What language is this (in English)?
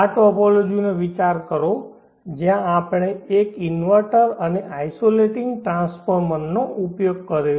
Gujarati